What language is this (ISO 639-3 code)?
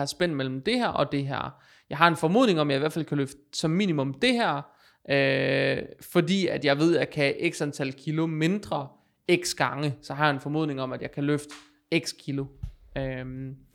dan